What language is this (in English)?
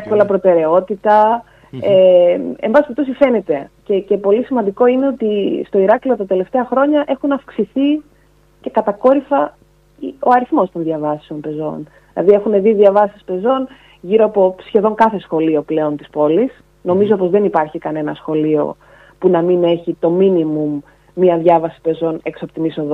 Greek